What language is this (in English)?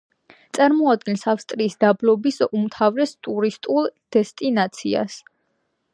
Georgian